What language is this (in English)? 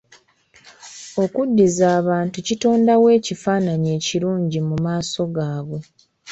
Ganda